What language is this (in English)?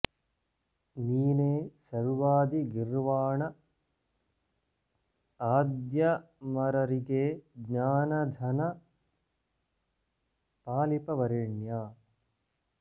Sanskrit